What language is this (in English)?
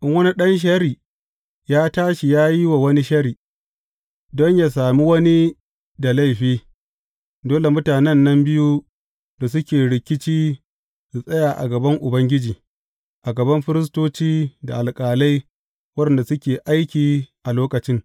Hausa